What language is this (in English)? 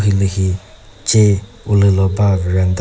Chokri Naga